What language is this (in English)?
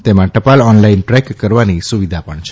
Gujarati